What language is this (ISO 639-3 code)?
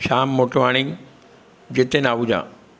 snd